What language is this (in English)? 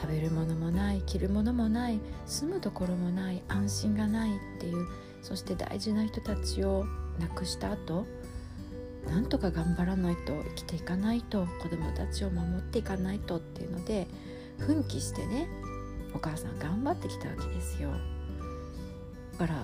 Japanese